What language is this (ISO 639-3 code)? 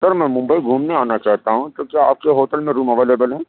urd